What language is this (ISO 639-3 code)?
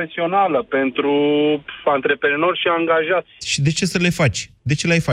ron